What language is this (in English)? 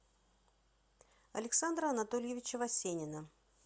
Russian